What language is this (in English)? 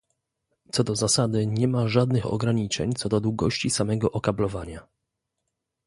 Polish